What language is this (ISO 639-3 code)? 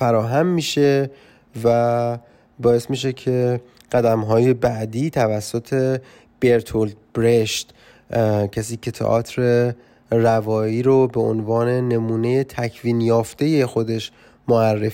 fas